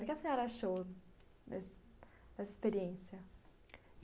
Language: Portuguese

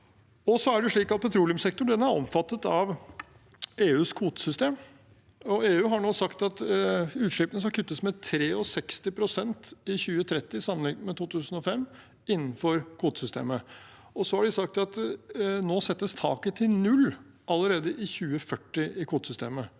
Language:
Norwegian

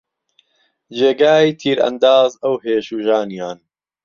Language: Central Kurdish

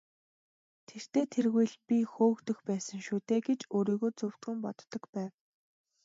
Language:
Mongolian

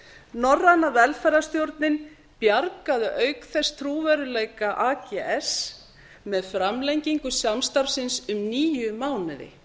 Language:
Icelandic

